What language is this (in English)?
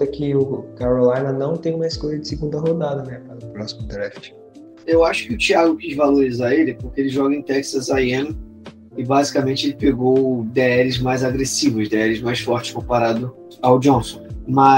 Portuguese